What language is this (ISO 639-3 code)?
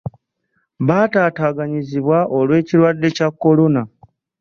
lug